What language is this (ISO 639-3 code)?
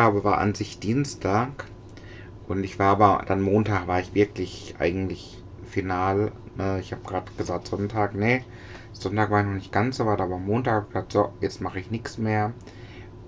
deu